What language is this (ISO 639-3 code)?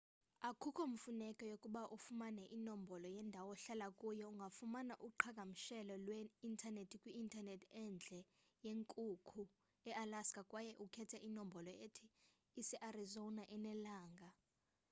xho